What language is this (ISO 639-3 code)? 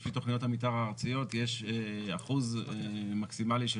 heb